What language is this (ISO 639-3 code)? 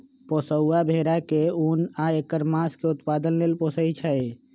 mag